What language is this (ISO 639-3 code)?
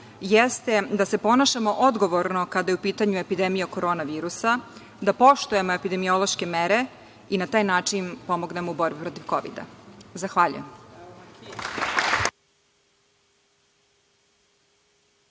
srp